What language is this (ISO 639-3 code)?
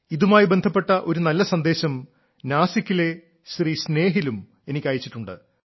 mal